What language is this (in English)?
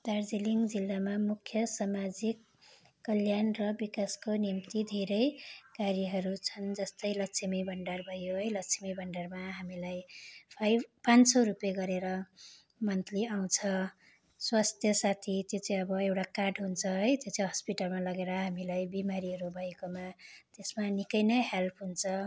Nepali